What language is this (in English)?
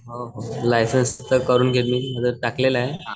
Marathi